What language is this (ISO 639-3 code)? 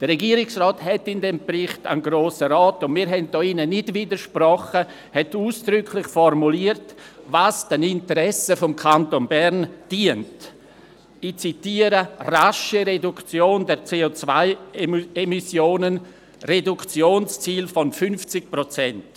gsw